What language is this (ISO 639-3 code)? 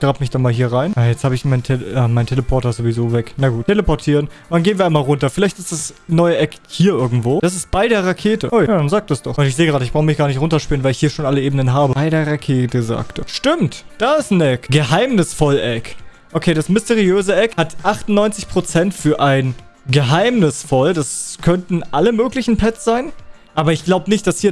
deu